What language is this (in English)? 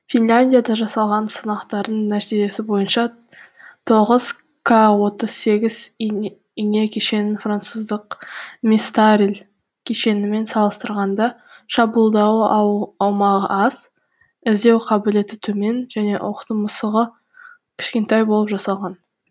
Kazakh